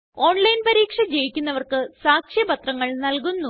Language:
Malayalam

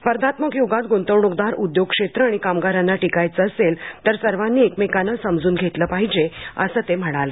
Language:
Marathi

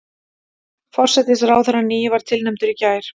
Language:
Icelandic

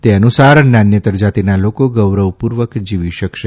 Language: Gujarati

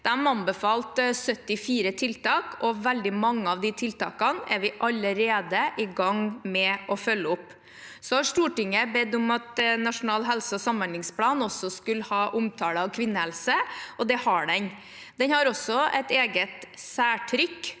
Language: Norwegian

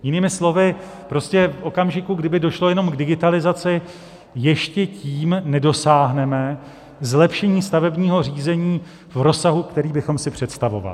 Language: Czech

